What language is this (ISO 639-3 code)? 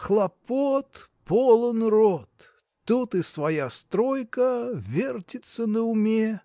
rus